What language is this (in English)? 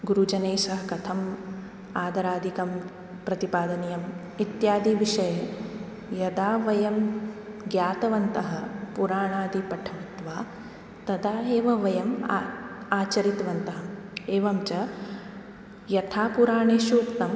Sanskrit